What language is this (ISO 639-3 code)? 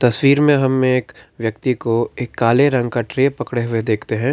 hin